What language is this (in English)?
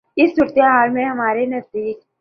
Urdu